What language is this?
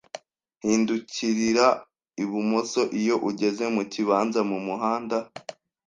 Kinyarwanda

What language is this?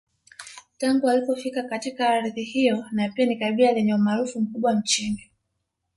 Swahili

